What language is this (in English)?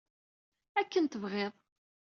Kabyle